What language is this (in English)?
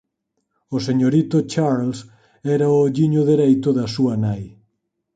Galician